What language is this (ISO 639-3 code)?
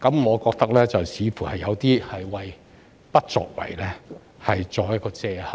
yue